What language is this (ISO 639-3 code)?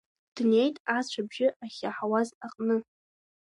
abk